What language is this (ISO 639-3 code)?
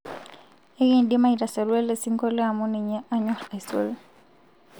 mas